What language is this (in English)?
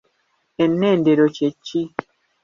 Ganda